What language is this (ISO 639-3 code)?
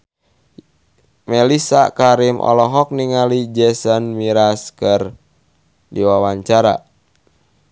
sun